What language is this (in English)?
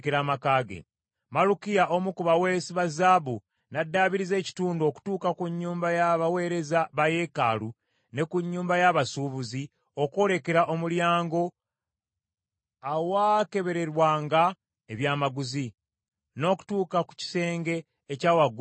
Ganda